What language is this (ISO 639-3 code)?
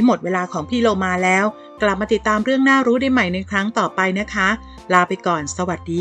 tha